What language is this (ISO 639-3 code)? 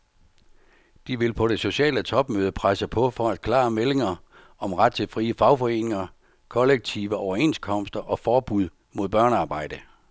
dan